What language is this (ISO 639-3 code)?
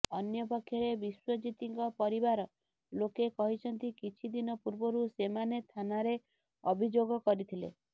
ori